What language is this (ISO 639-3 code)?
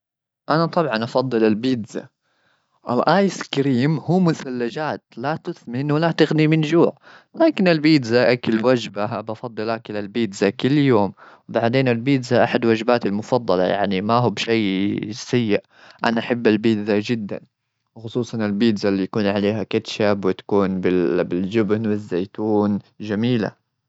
afb